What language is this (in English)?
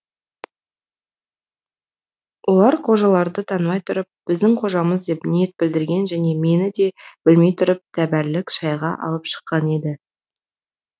Kazakh